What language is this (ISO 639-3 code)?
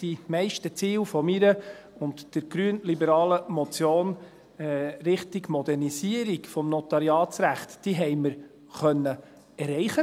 gsw